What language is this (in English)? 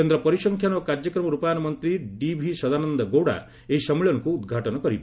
Odia